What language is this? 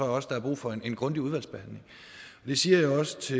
Danish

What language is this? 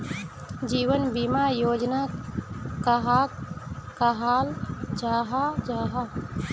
Magahi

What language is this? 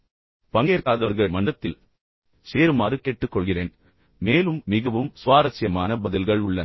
Tamil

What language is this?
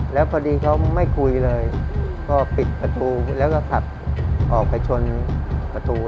Thai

